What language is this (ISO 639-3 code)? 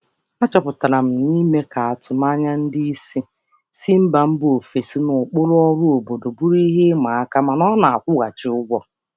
ibo